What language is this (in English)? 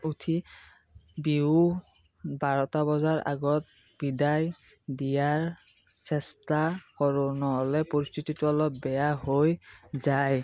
Assamese